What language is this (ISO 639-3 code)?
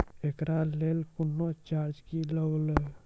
mai